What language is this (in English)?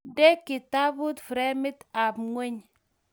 Kalenjin